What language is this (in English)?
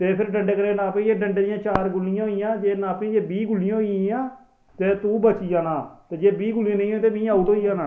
Dogri